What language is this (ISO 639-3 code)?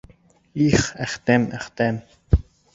bak